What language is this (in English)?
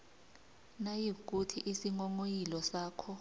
South Ndebele